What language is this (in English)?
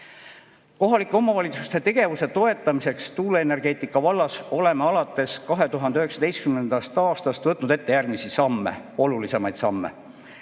Estonian